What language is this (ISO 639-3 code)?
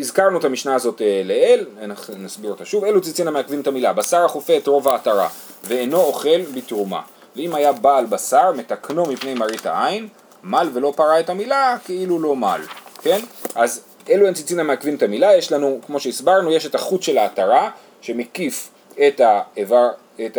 heb